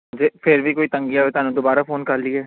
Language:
Punjabi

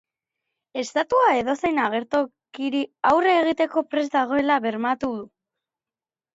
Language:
Basque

